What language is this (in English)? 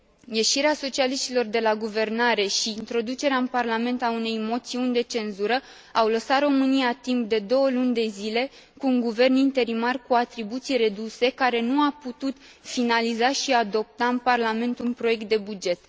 Romanian